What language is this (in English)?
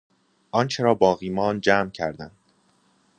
Persian